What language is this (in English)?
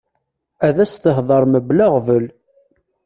Kabyle